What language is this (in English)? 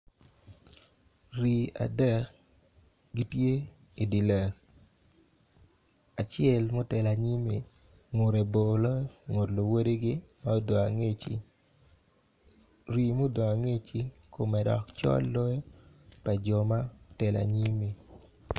Acoli